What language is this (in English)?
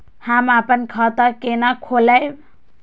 Maithili